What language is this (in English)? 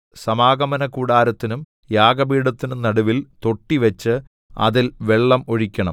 Malayalam